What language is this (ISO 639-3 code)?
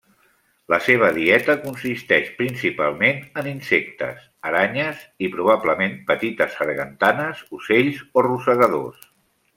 cat